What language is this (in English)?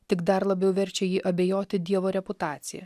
Lithuanian